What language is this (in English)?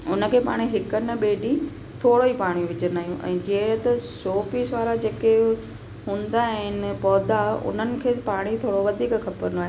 Sindhi